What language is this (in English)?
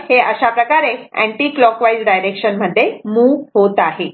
Marathi